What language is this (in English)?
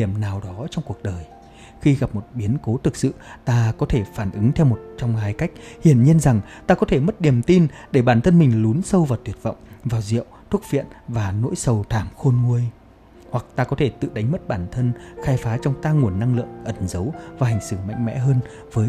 Vietnamese